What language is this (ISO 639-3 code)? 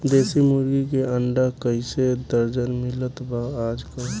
bho